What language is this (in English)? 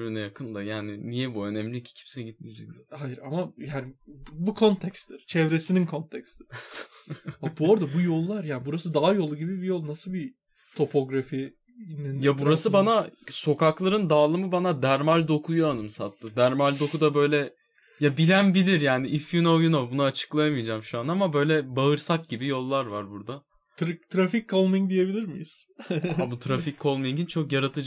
Turkish